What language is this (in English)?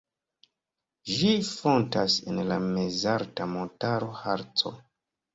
Esperanto